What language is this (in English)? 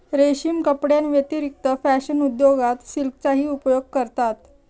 Marathi